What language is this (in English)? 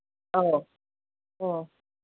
Manipuri